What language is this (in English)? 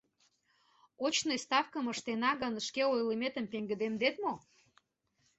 Mari